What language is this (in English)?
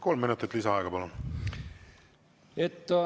Estonian